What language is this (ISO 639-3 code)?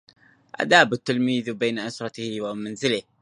ara